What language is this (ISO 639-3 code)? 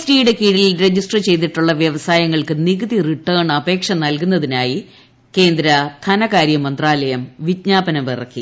mal